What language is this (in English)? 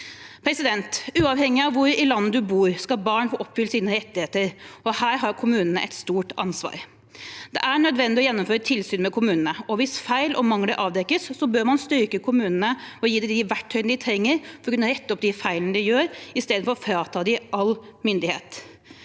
Norwegian